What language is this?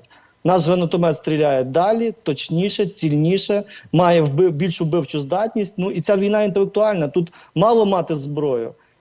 Ukrainian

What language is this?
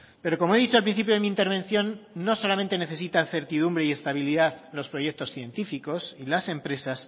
Spanish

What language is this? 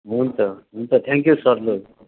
Nepali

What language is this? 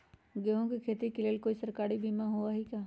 Magahi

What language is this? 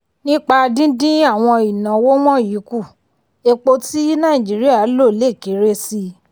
Yoruba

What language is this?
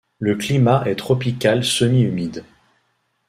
French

